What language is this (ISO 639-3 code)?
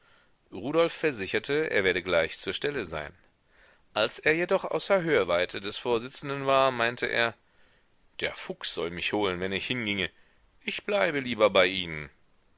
deu